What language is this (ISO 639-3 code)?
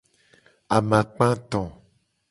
gej